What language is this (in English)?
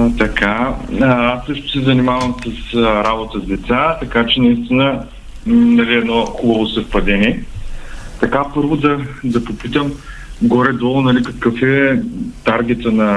Bulgarian